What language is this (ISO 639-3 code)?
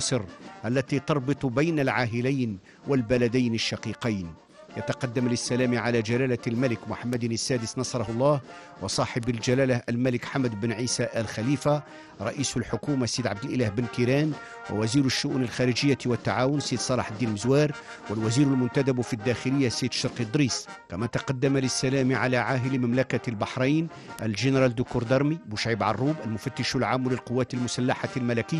ara